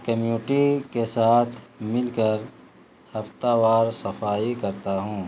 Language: Urdu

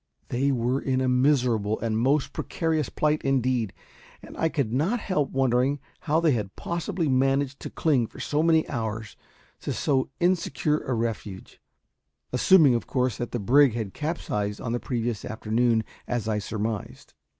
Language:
English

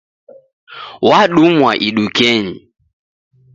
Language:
Taita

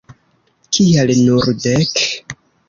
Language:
Esperanto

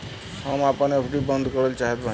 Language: Bhojpuri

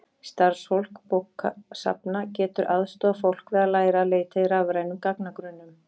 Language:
Icelandic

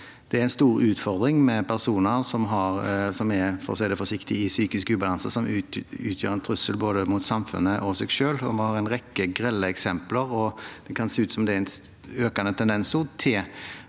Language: Norwegian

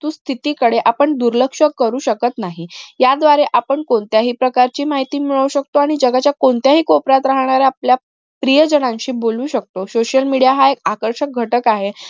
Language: Marathi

